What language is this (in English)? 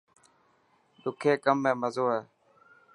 Dhatki